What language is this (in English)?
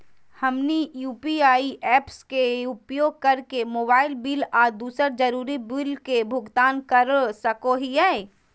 Magahi